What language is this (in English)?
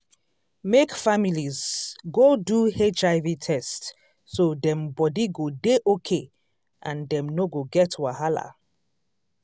Nigerian Pidgin